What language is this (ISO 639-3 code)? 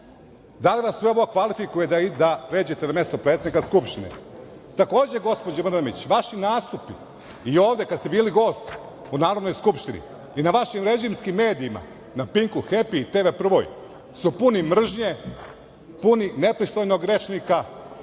srp